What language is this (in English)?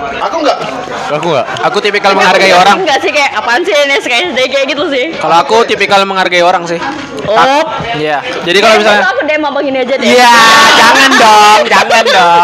Indonesian